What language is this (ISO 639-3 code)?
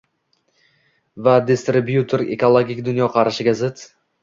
uzb